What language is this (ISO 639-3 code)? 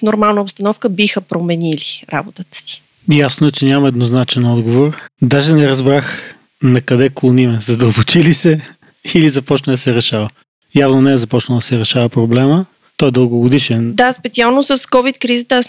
bul